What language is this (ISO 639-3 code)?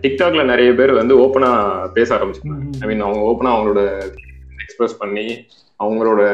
tam